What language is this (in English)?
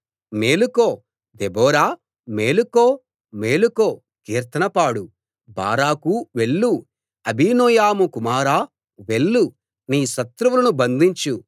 Telugu